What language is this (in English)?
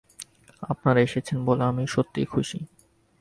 Bangla